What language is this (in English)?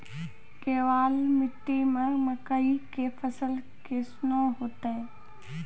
Maithili